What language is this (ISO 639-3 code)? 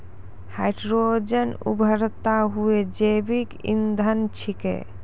mai